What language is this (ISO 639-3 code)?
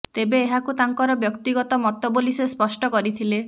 ori